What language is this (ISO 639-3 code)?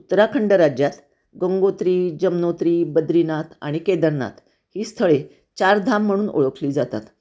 mar